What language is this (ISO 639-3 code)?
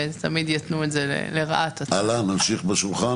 heb